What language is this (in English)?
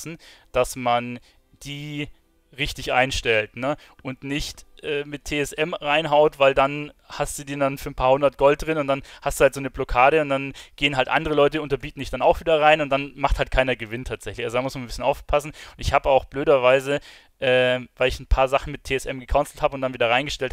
German